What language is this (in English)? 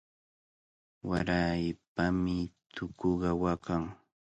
Cajatambo North Lima Quechua